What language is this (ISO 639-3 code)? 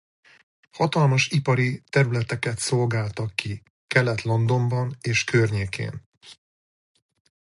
hun